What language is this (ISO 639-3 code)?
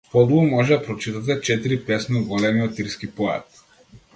mkd